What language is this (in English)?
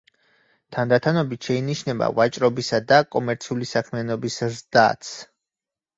Georgian